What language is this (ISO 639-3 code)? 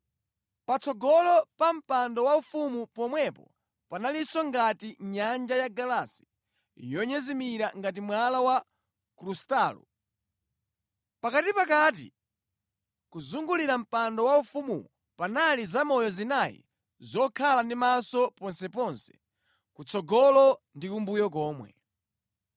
nya